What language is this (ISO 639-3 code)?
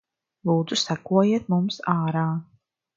lav